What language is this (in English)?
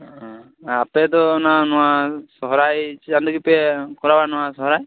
Santali